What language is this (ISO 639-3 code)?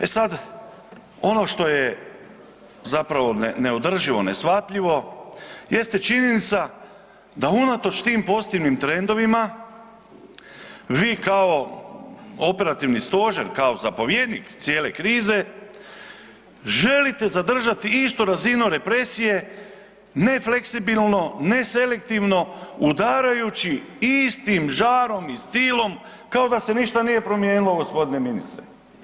hrv